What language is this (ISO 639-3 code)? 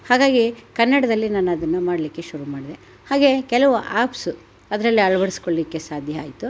kan